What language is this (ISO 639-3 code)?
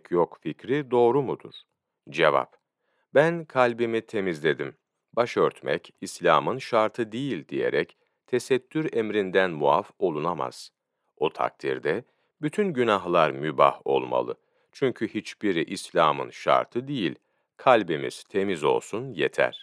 tur